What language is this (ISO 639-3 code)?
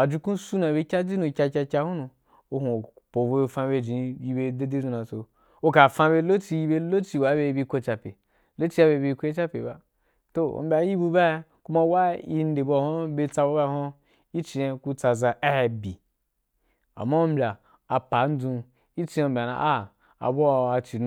juk